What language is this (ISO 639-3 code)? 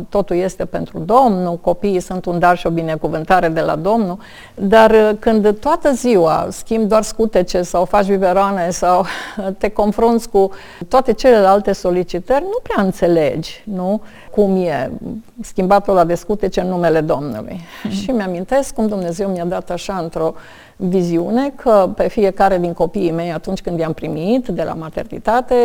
ron